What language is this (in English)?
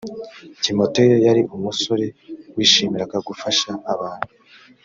Kinyarwanda